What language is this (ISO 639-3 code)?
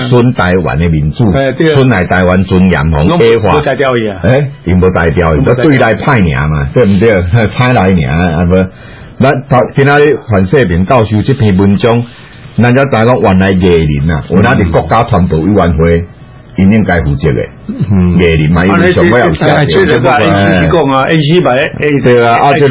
zho